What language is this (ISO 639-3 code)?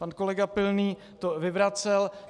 ces